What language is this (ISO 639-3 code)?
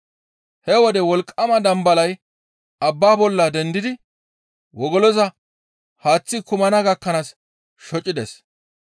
gmv